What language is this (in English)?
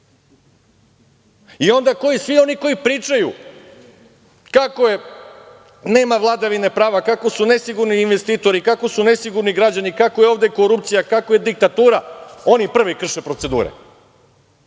Serbian